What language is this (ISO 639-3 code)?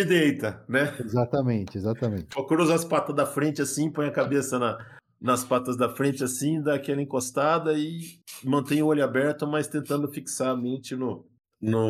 por